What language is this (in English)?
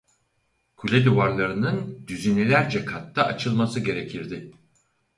Turkish